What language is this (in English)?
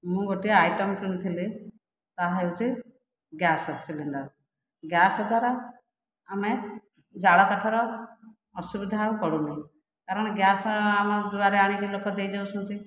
Odia